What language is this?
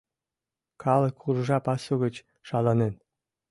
Mari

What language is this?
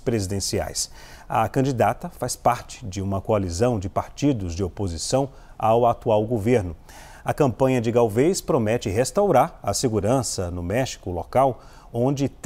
Portuguese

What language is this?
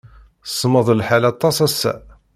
Kabyle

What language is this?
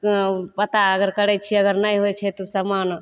Maithili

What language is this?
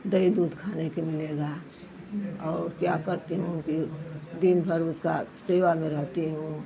Hindi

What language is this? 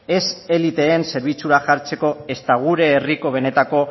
Basque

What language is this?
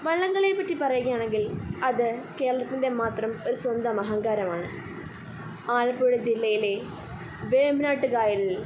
Malayalam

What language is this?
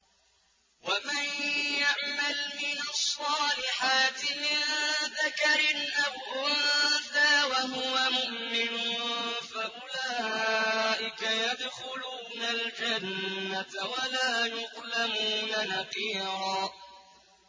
Arabic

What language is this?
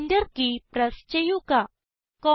Malayalam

